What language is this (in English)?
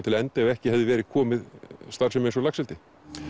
Icelandic